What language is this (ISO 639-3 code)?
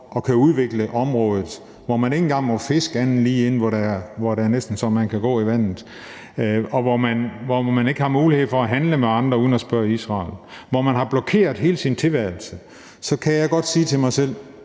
dan